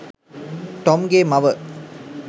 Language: Sinhala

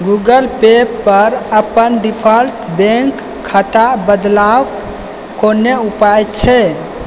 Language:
Maithili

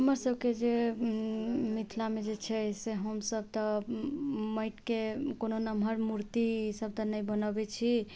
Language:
Maithili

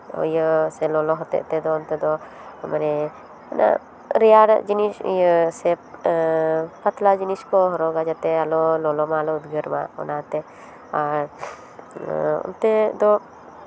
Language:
Santali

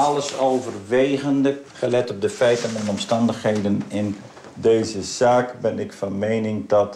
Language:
Dutch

